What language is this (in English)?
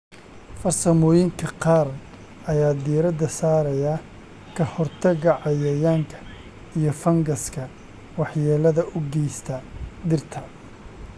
Somali